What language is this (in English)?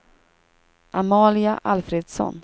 Swedish